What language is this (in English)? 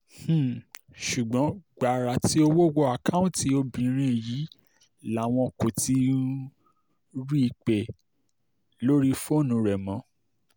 Yoruba